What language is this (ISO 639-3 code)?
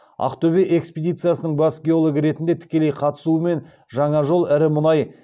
kaz